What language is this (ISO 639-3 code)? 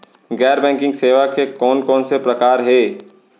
hne